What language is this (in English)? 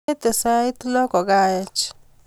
Kalenjin